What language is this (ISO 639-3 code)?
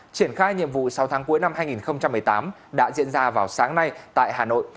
vie